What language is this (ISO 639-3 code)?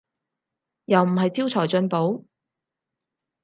yue